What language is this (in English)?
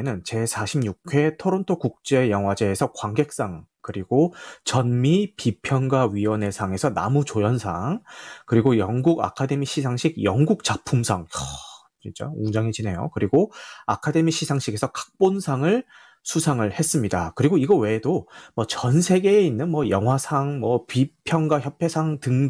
Korean